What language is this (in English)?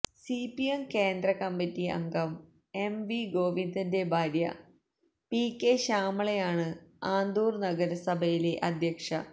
Malayalam